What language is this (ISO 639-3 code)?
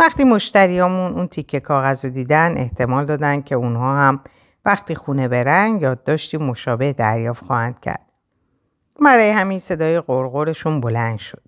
fas